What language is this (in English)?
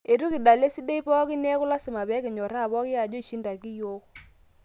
Masai